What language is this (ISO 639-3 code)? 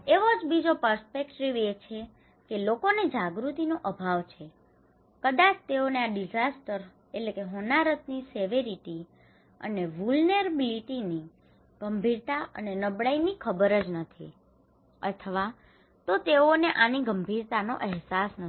guj